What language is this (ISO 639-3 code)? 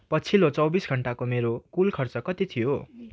nep